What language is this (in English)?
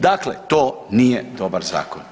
Croatian